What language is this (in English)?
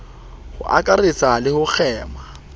Southern Sotho